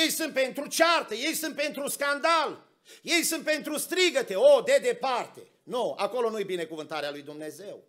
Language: Romanian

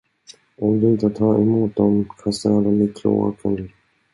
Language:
Swedish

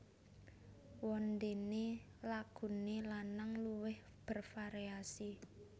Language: Javanese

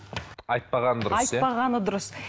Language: Kazakh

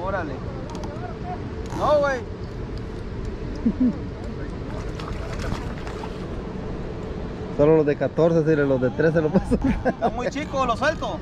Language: Spanish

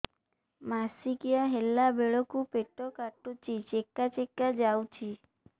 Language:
Odia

